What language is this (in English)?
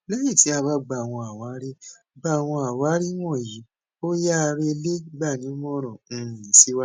Yoruba